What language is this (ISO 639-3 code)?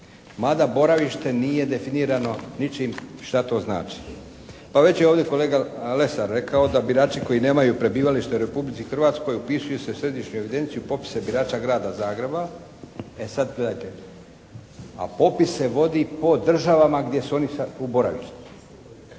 hrv